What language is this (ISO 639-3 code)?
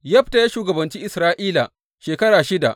hau